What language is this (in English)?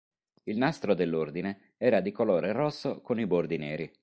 Italian